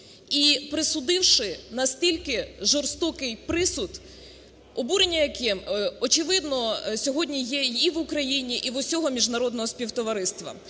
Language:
Ukrainian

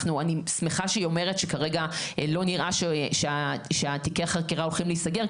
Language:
Hebrew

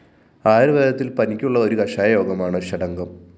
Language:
Malayalam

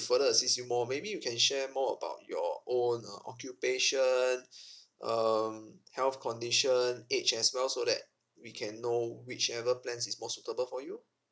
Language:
English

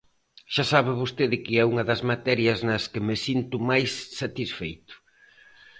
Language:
Galician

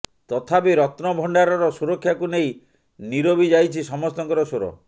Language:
Odia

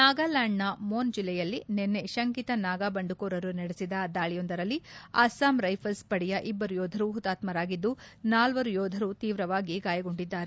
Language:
Kannada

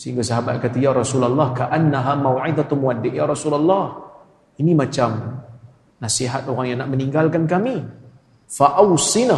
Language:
Malay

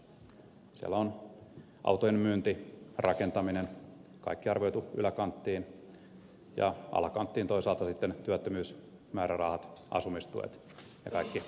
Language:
Finnish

